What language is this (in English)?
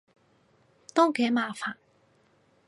Cantonese